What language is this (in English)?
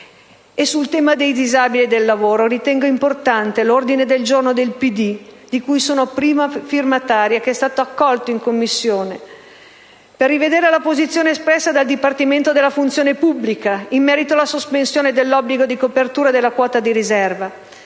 Italian